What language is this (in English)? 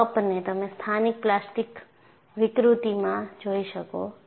Gujarati